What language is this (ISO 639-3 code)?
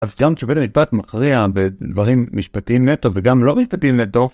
heb